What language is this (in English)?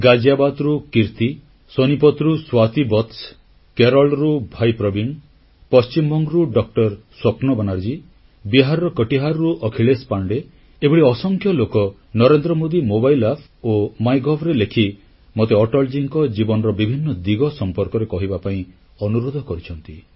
Odia